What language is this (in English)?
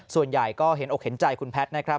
Thai